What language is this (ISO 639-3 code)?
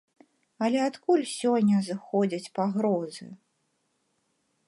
bel